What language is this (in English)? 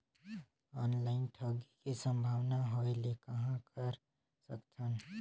Chhattisgarhi